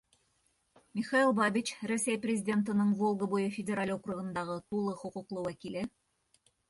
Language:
Bashkir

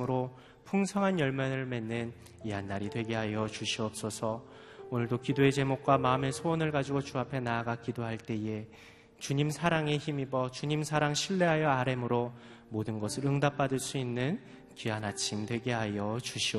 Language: Korean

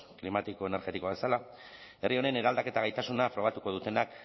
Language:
Basque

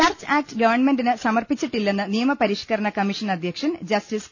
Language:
Malayalam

